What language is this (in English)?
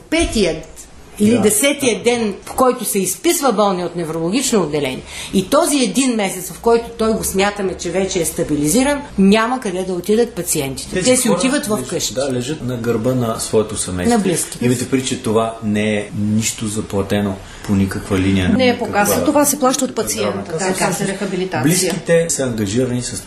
Bulgarian